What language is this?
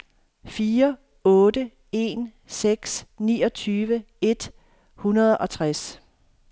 Danish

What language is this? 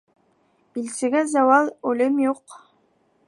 Bashkir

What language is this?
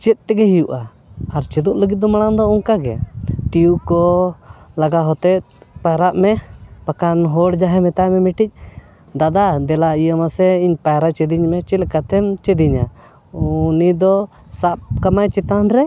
Santali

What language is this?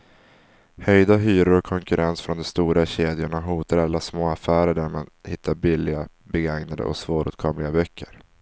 Swedish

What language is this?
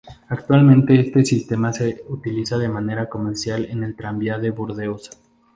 Spanish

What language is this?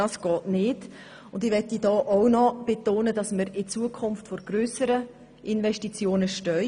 Swiss German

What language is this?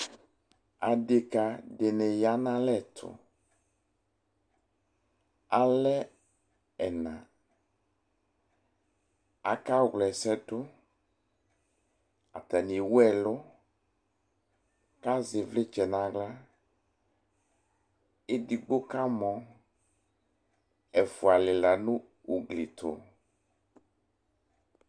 Ikposo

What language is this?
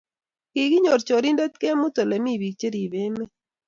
Kalenjin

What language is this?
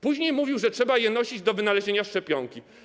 Polish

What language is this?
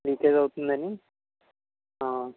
Telugu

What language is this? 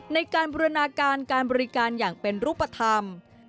Thai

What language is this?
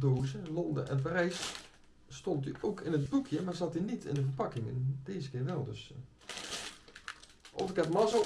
Dutch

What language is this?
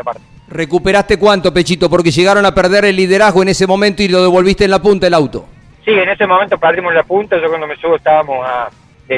Spanish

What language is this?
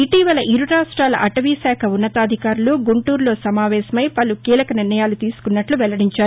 Telugu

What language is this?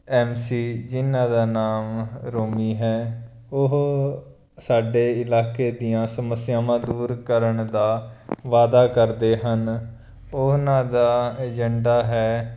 Punjabi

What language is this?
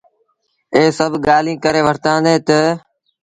Sindhi Bhil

